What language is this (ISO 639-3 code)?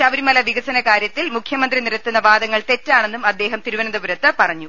mal